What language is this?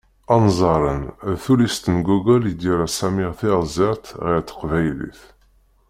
Kabyle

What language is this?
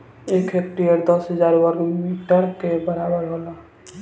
Bhojpuri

